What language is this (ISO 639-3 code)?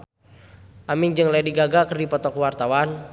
sun